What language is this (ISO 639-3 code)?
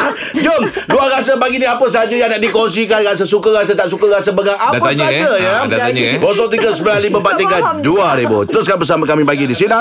msa